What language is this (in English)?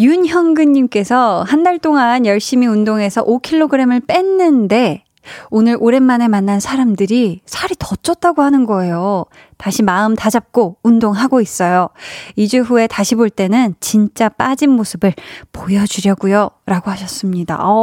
Korean